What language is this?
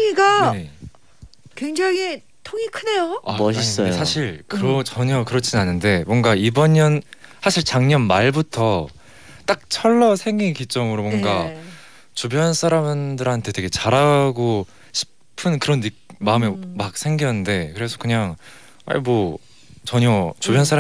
Korean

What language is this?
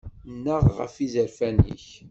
Kabyle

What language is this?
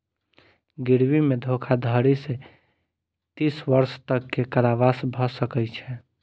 Maithili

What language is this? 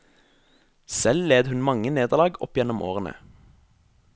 Norwegian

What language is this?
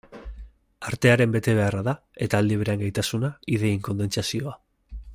Basque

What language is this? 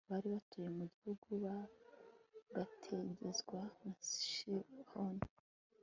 Kinyarwanda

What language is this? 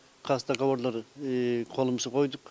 Kazakh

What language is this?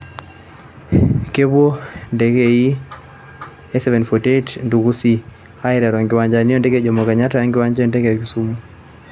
Masai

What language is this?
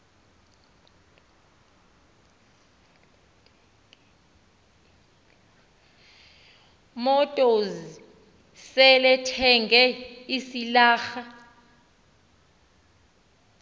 Xhosa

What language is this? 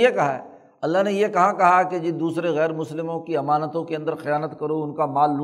Urdu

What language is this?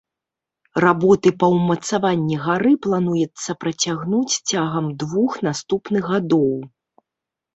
Belarusian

